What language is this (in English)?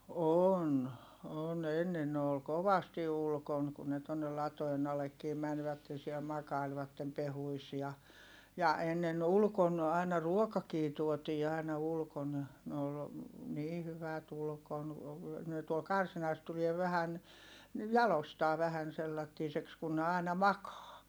Finnish